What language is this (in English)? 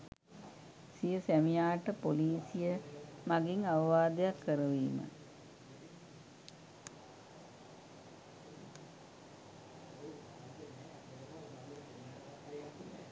Sinhala